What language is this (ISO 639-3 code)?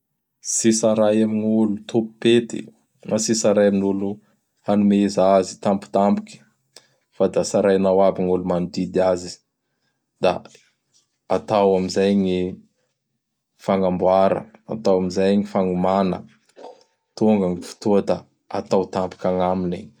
bhr